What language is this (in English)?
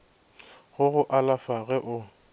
Northern Sotho